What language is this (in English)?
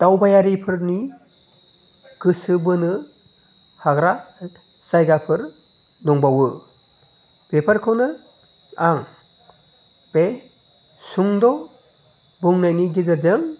Bodo